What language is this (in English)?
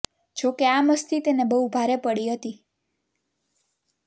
Gujarati